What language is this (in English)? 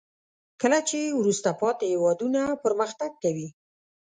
Pashto